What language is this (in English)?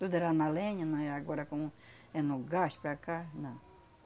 Portuguese